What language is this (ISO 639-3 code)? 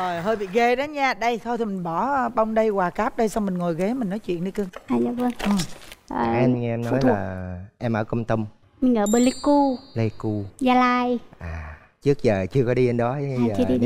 vie